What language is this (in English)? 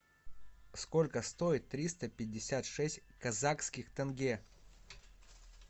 Russian